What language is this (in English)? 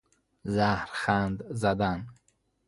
Persian